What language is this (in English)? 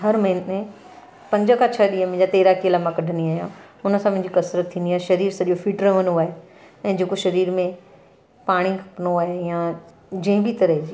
Sindhi